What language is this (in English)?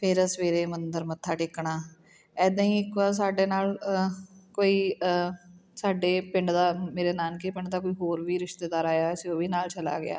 Punjabi